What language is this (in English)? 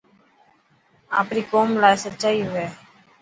Dhatki